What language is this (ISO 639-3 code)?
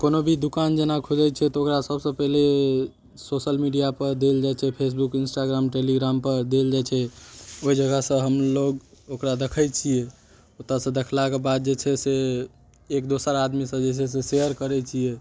mai